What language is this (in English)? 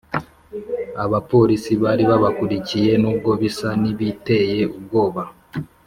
Kinyarwanda